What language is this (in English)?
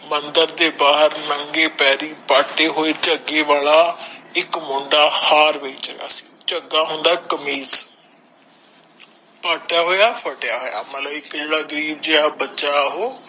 Punjabi